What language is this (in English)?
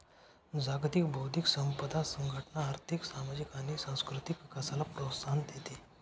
Marathi